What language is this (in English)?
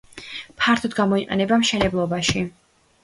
Georgian